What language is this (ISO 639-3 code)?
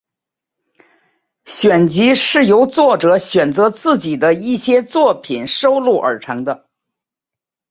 zho